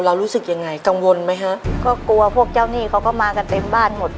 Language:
Thai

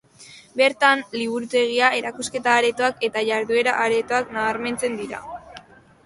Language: Basque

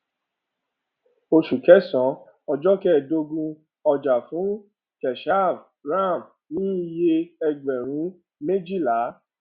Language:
Yoruba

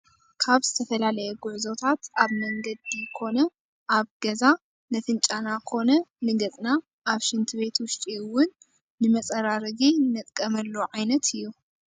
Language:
Tigrinya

